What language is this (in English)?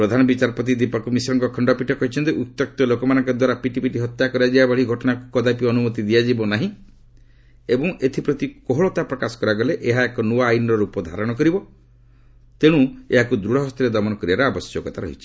Odia